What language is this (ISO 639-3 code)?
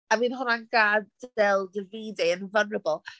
cym